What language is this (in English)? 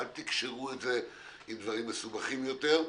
Hebrew